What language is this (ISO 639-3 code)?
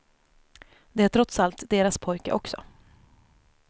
swe